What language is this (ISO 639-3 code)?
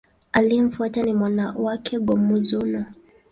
swa